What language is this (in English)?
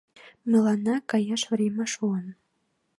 Mari